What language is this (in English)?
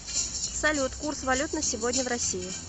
Russian